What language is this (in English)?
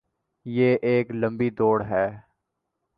Urdu